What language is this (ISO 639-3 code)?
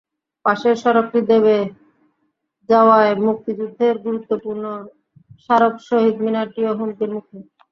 ben